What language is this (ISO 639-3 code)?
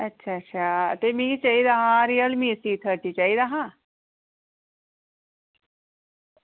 doi